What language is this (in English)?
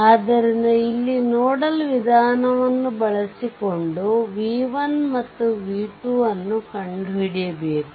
Kannada